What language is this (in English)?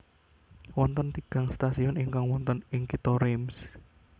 Javanese